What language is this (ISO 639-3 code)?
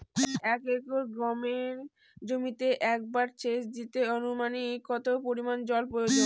ben